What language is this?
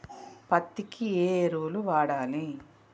Telugu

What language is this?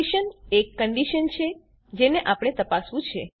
Gujarati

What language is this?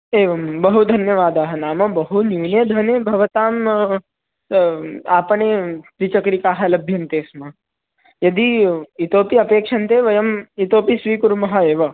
Sanskrit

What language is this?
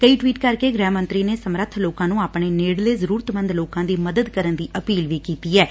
Punjabi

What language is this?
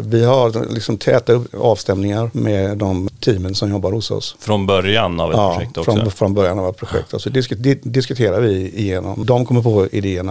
Swedish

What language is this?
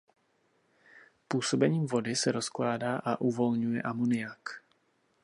Czech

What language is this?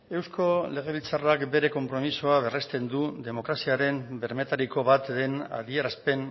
Basque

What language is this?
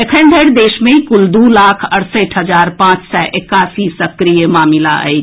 Maithili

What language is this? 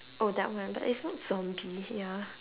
English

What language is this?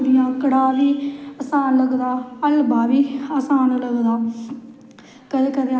Dogri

